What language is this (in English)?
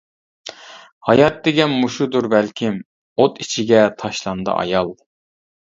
Uyghur